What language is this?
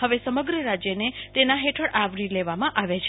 Gujarati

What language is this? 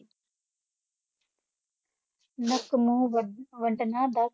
Punjabi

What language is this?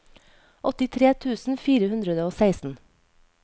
Norwegian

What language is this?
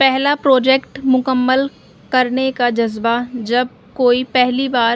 Urdu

